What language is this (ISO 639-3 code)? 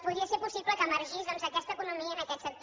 cat